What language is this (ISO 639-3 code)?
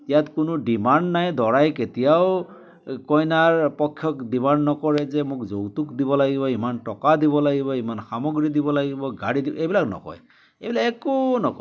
asm